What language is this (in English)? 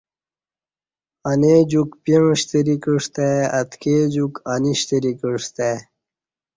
Kati